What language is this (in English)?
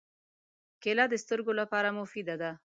Pashto